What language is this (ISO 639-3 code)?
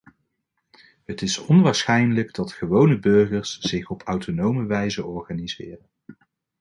nld